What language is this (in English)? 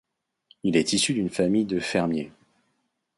French